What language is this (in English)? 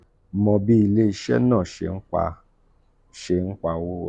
Yoruba